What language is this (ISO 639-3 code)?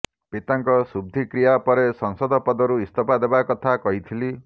ori